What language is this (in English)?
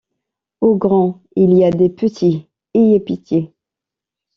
French